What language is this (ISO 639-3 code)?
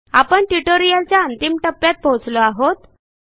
mar